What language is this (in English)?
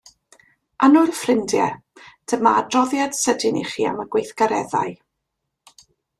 Welsh